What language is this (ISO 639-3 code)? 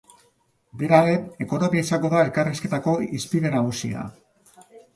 eus